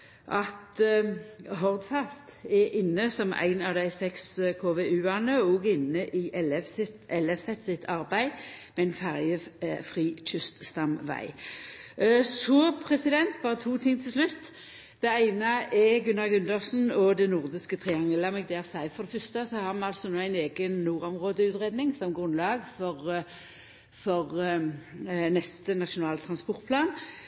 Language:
Norwegian Nynorsk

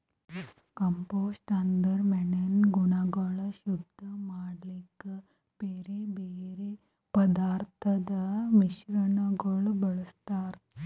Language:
Kannada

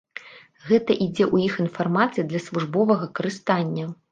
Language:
Belarusian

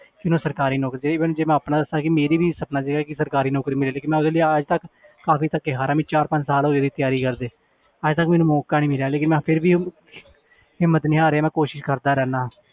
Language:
Punjabi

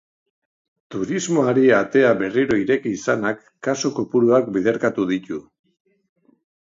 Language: Basque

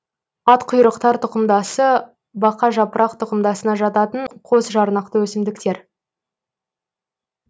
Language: Kazakh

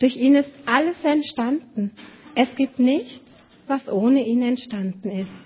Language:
German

